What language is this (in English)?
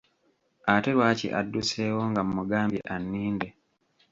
Ganda